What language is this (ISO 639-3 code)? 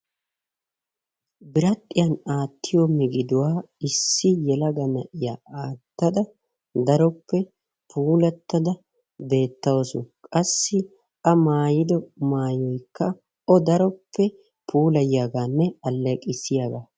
wal